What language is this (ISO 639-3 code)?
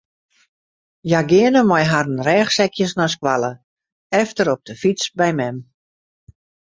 fry